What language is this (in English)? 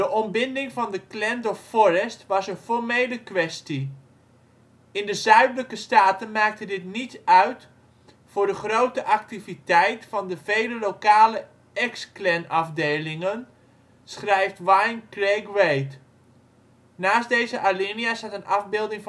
Dutch